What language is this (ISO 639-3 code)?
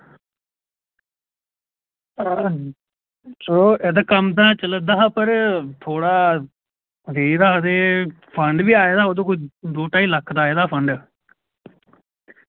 doi